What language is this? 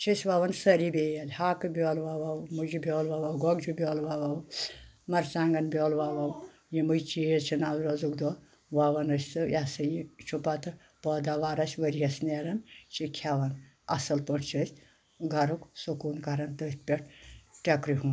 Kashmiri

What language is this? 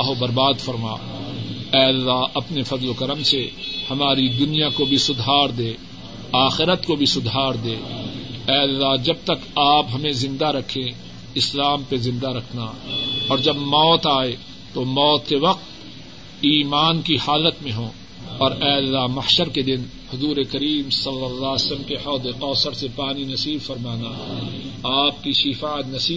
Urdu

